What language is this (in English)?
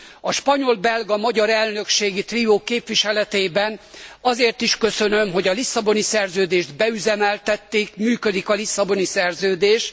Hungarian